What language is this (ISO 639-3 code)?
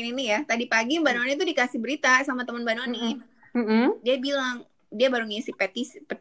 ind